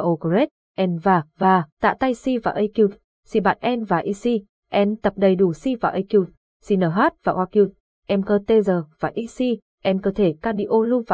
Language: Vietnamese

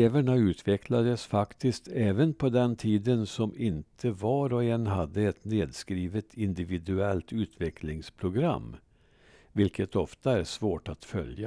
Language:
Swedish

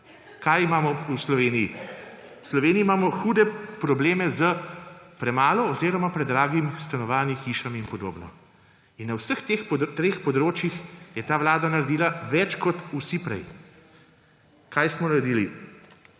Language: Slovenian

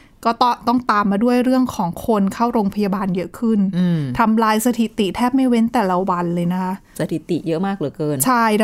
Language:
Thai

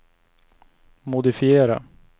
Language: Swedish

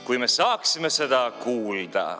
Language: Estonian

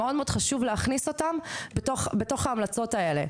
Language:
Hebrew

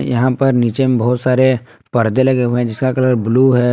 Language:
Hindi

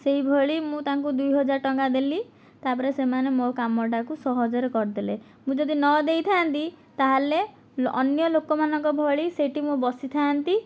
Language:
Odia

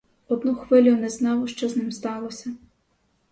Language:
Ukrainian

